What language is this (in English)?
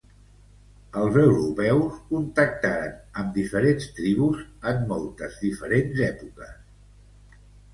Catalan